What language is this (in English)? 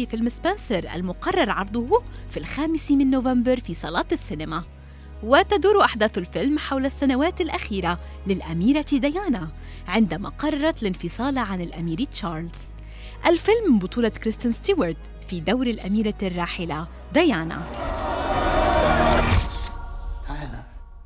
Arabic